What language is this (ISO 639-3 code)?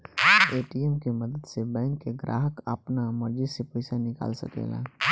bho